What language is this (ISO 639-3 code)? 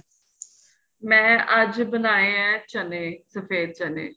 pan